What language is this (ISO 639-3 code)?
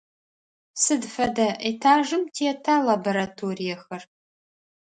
ady